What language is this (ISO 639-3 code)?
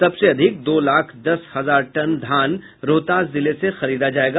hin